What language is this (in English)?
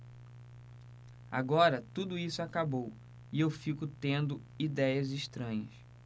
Portuguese